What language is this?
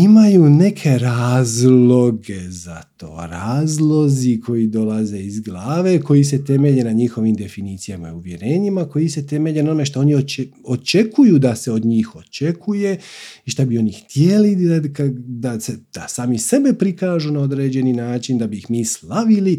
Croatian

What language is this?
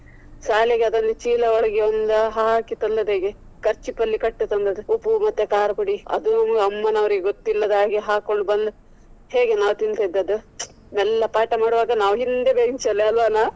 Kannada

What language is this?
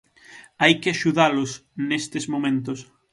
Galician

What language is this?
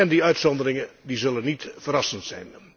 Dutch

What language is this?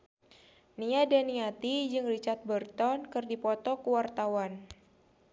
Sundanese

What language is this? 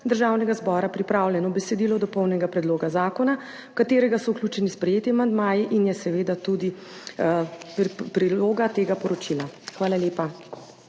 Slovenian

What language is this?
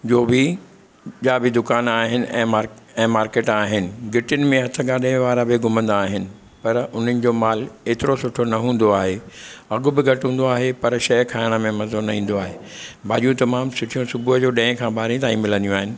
Sindhi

